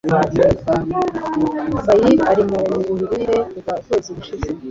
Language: Kinyarwanda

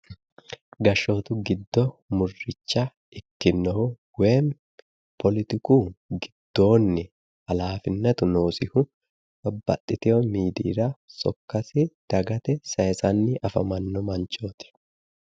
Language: Sidamo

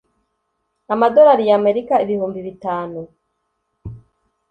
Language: Kinyarwanda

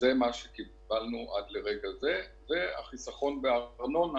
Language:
Hebrew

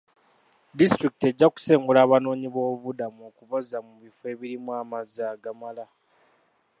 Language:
Ganda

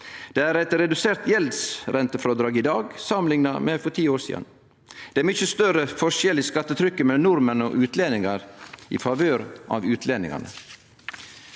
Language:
Norwegian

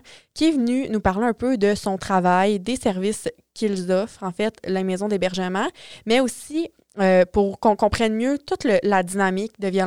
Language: French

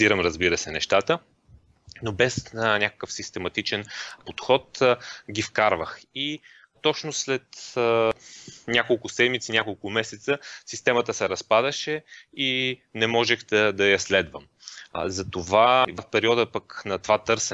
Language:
Bulgarian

